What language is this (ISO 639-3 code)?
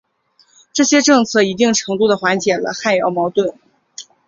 zho